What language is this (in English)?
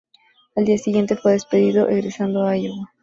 Spanish